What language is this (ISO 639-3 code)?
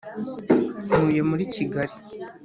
kin